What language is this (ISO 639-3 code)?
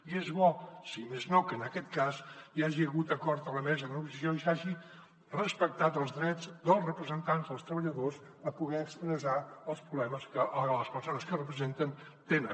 cat